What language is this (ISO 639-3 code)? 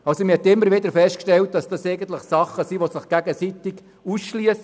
gsw